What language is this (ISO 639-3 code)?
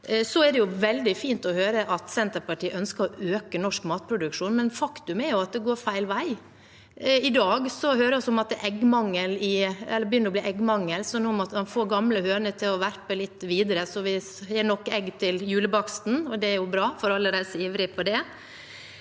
nor